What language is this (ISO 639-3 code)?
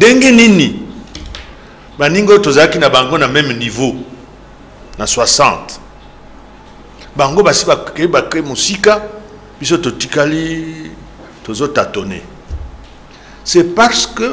fra